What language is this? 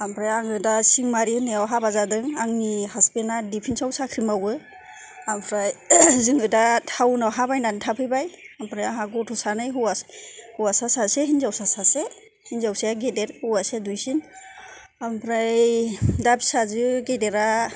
Bodo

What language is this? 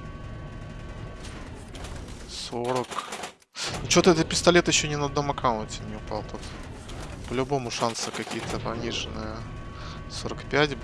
Russian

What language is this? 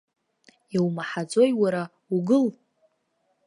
Abkhazian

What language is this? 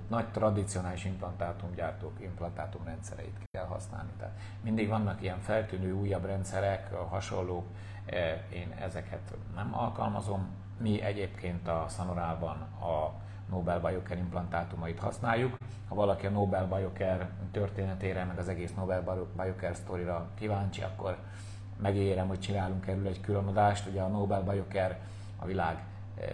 Hungarian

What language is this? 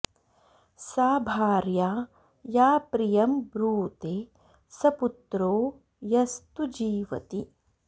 Sanskrit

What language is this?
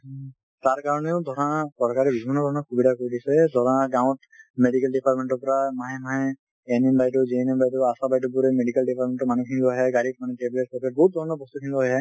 Assamese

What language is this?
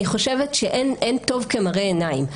Hebrew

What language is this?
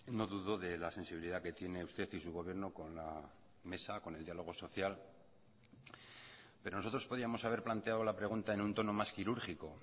Spanish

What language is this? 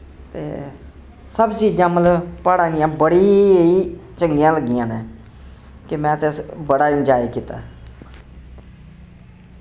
Dogri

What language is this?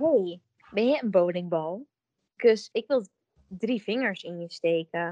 Dutch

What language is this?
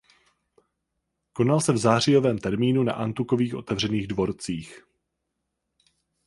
Czech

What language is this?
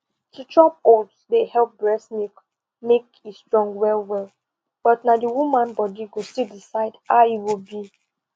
Nigerian Pidgin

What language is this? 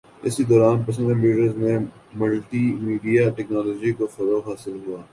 Urdu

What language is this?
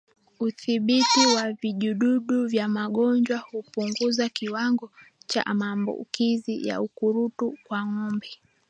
Swahili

